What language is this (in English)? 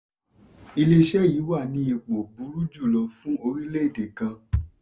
Yoruba